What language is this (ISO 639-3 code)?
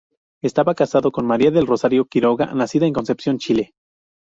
spa